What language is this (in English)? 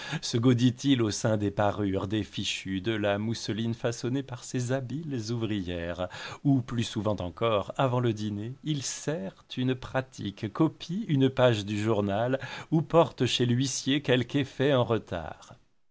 French